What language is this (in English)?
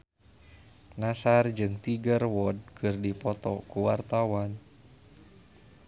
Sundanese